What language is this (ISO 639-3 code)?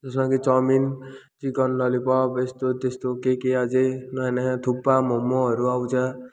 nep